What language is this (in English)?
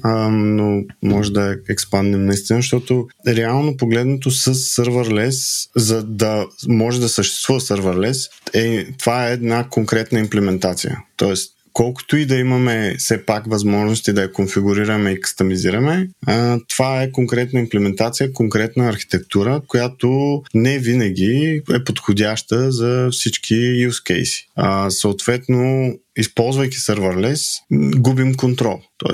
Bulgarian